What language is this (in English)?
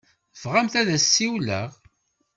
Kabyle